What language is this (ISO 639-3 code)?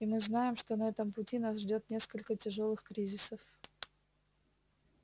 rus